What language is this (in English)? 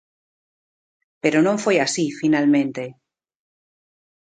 Galician